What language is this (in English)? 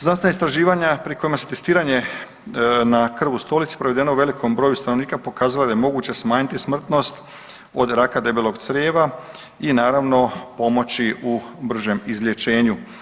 Croatian